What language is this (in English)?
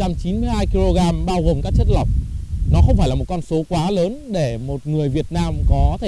Vietnamese